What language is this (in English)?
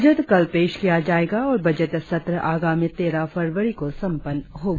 Hindi